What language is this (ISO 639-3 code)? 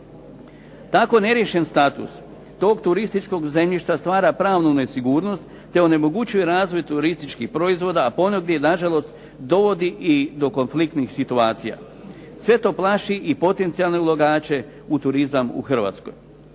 hrv